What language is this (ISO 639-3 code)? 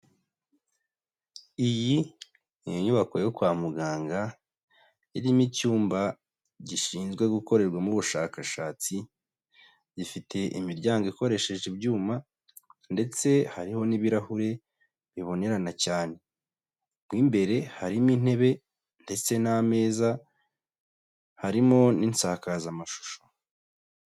kin